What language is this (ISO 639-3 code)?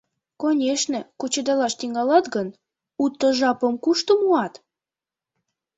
chm